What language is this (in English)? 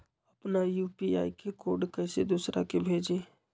Magahi